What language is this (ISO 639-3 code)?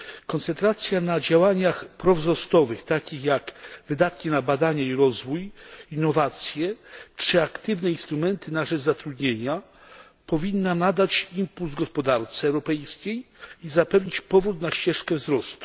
pol